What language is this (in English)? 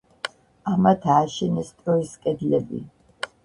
Georgian